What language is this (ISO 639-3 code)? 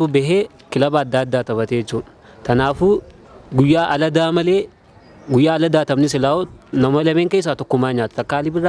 ara